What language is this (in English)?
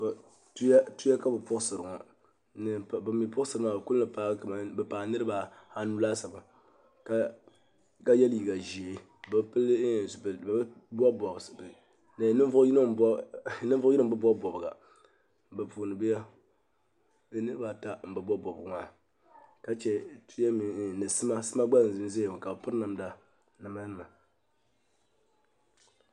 Dagbani